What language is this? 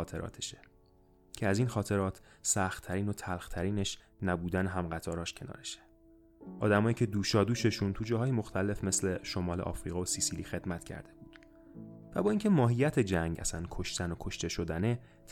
Persian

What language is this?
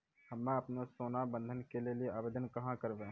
Maithili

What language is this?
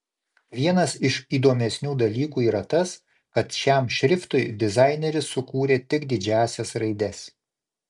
Lithuanian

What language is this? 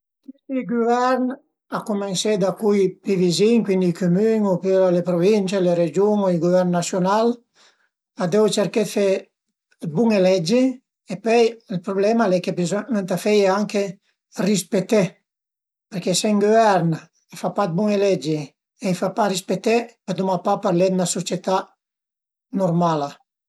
Piedmontese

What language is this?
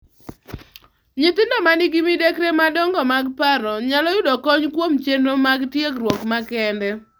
Luo (Kenya and Tanzania)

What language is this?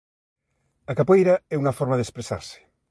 Galician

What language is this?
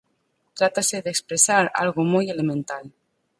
Galician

